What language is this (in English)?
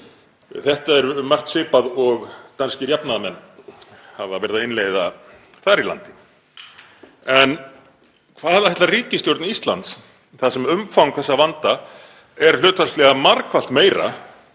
Icelandic